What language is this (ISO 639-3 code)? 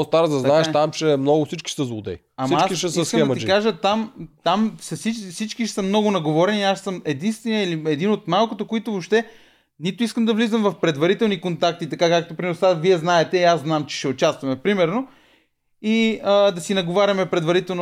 bul